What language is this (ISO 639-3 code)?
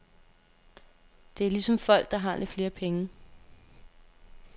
dan